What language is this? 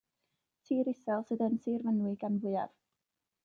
Welsh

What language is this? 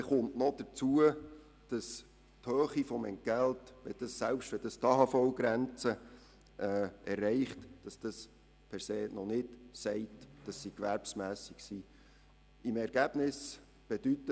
Swiss German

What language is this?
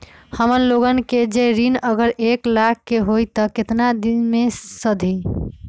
Magahi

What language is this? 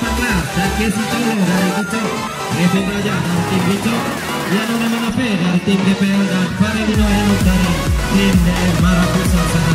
Indonesian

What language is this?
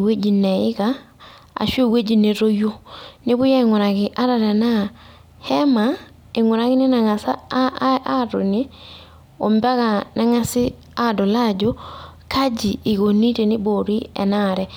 Masai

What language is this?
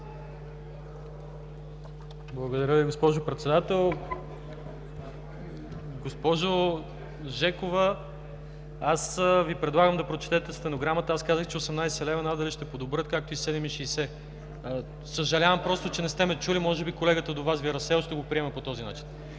Bulgarian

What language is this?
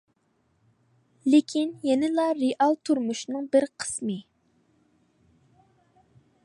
Uyghur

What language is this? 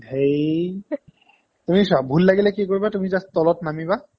Assamese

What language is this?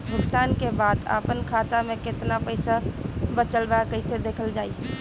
Bhojpuri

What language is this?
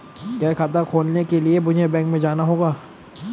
Hindi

